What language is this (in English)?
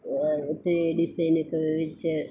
Malayalam